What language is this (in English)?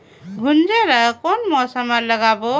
Chhattisgarhi